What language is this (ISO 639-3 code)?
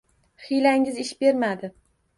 uzb